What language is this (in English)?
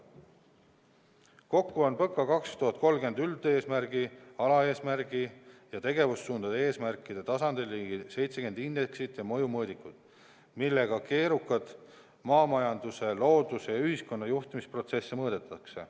Estonian